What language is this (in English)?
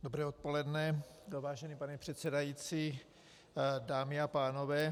Czech